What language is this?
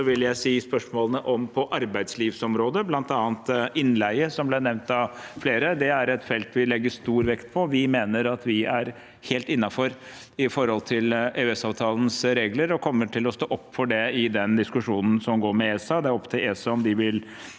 Norwegian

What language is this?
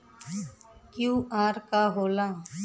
Bhojpuri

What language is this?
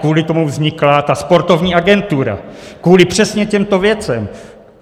Czech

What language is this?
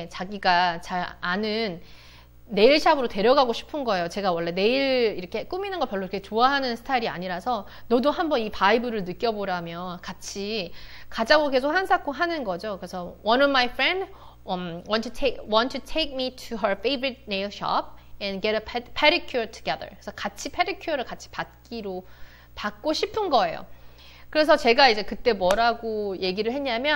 Korean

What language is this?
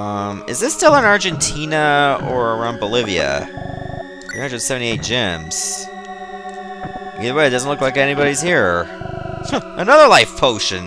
English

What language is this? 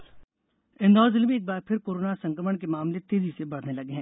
Hindi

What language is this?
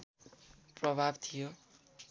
Nepali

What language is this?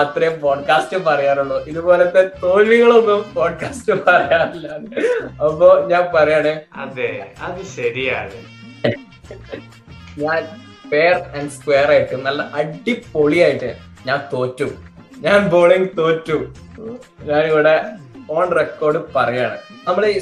Malayalam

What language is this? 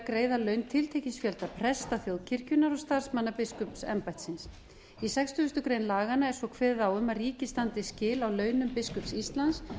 Icelandic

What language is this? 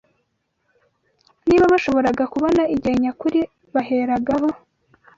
Kinyarwanda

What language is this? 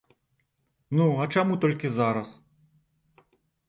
Belarusian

